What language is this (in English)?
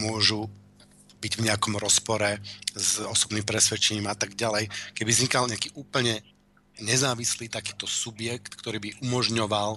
Slovak